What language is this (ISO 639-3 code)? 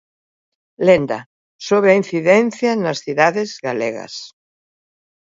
glg